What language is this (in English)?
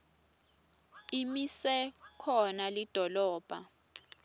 Swati